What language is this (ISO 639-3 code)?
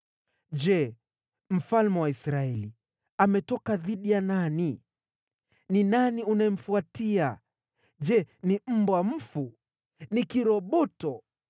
swa